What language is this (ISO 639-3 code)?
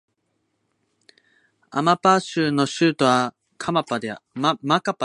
jpn